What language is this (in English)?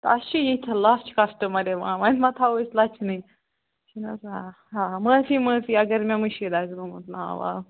Kashmiri